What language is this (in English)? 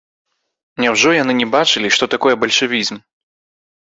Belarusian